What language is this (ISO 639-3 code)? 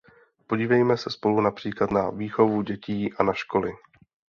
ces